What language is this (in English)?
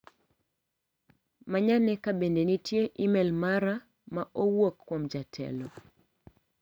Luo (Kenya and Tanzania)